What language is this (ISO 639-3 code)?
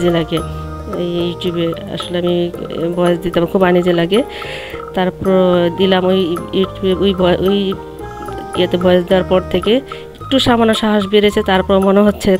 ara